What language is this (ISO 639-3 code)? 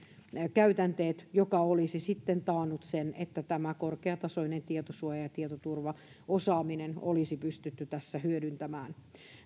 fin